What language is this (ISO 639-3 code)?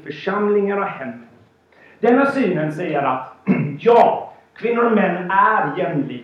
swe